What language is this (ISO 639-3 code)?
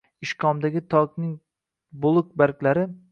uzb